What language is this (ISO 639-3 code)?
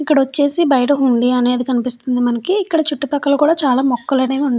tel